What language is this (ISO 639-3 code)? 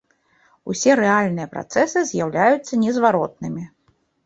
bel